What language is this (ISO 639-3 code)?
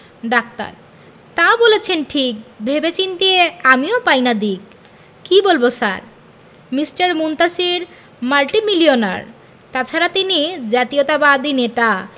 ben